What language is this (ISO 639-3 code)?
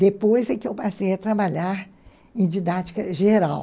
por